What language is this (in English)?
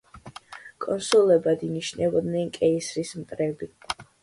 Georgian